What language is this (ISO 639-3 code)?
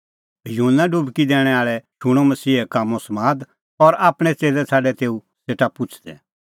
kfx